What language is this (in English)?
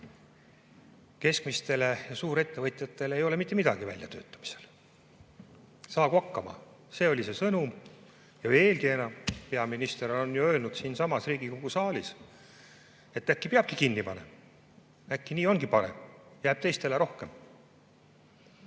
Estonian